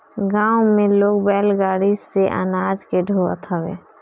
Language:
Bhojpuri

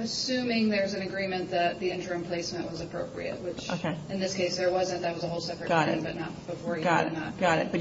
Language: English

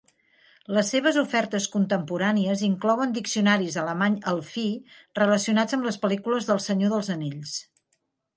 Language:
Catalan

